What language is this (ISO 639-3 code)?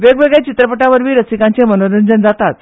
kok